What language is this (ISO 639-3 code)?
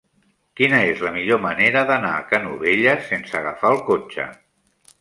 cat